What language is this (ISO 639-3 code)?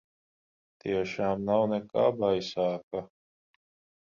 lav